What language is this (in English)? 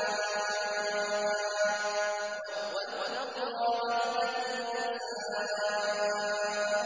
Arabic